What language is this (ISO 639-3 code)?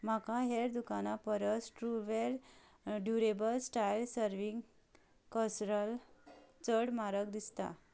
kok